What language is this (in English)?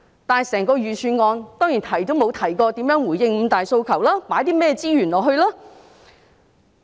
Cantonese